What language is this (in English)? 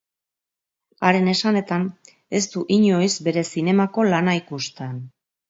Basque